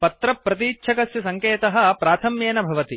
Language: Sanskrit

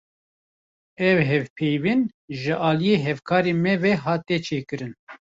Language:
Kurdish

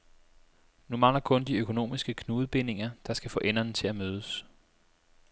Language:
Danish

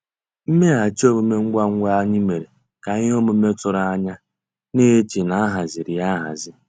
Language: Igbo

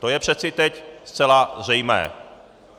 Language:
Czech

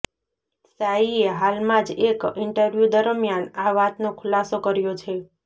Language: Gujarati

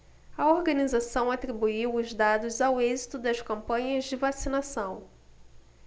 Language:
Portuguese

